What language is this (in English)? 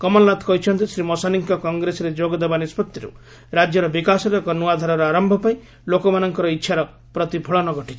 Odia